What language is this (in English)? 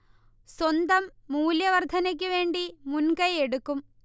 Malayalam